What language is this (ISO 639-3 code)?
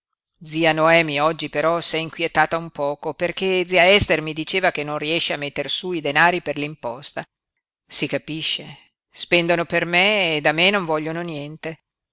ita